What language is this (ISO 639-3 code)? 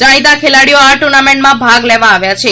guj